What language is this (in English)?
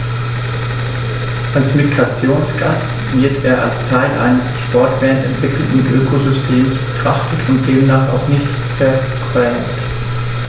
German